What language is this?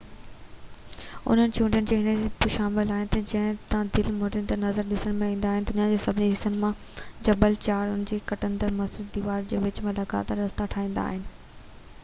Sindhi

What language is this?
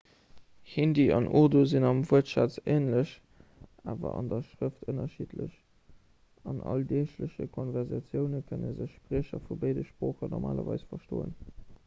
Luxembourgish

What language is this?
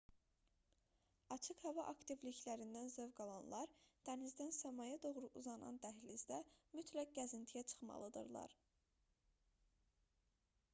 Azerbaijani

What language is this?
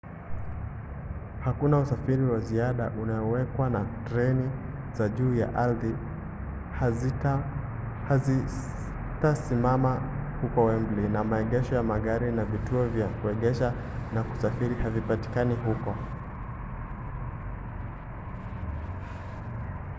Swahili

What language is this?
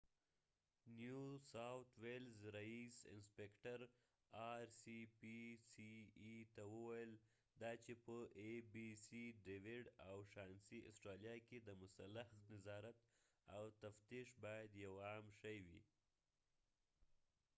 Pashto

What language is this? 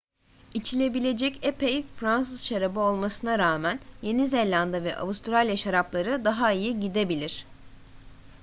Turkish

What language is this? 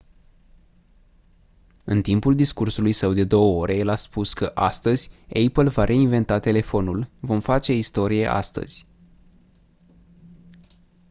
Romanian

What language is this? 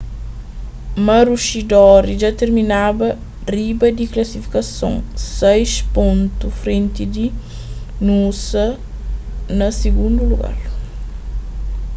Kabuverdianu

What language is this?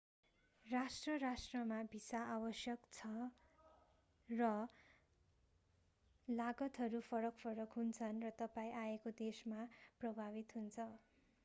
Nepali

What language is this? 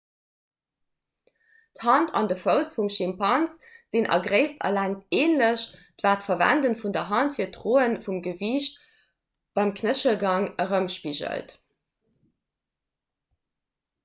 Luxembourgish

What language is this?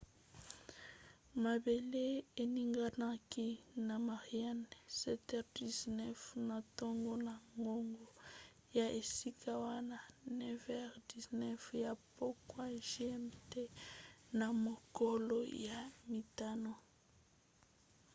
Lingala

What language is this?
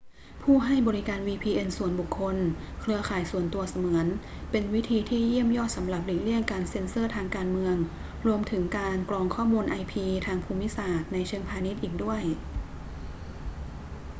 Thai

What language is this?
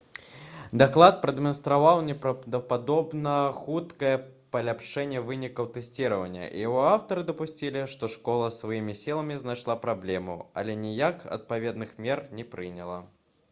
Belarusian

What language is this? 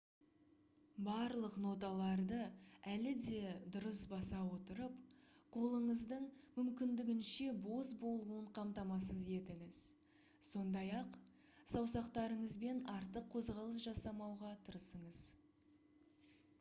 Kazakh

